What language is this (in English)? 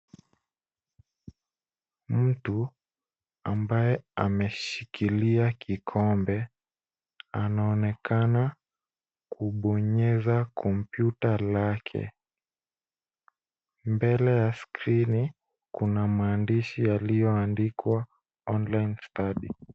Swahili